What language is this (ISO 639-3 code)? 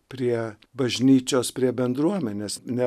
lit